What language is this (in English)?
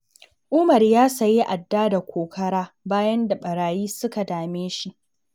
Hausa